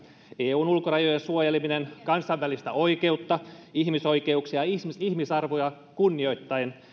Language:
Finnish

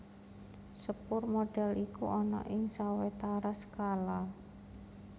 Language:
Javanese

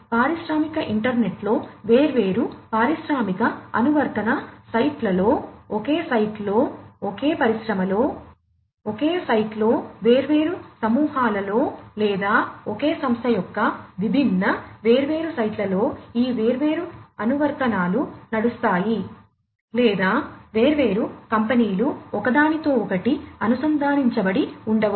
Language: Telugu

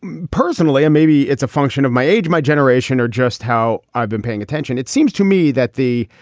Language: English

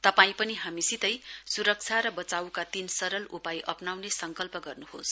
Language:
Nepali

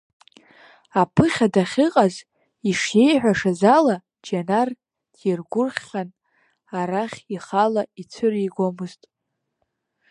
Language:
Abkhazian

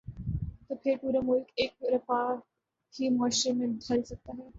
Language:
Urdu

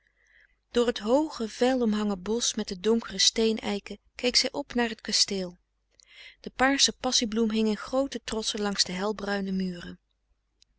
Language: Dutch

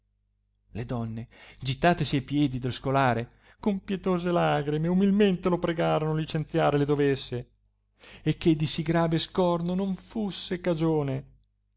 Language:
Italian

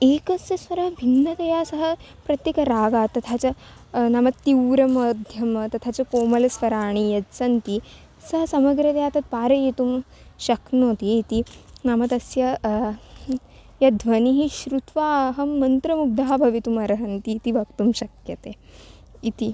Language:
Sanskrit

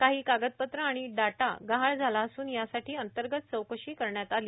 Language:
Marathi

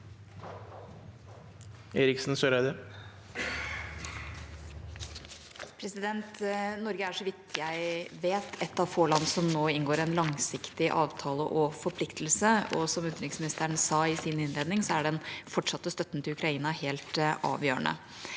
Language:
Norwegian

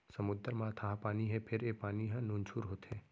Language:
Chhattisgarhi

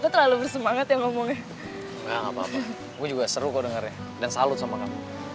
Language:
Indonesian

